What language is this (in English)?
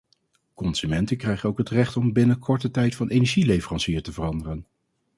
Dutch